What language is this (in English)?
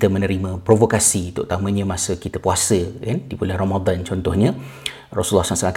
Malay